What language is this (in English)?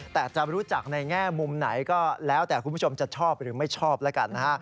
Thai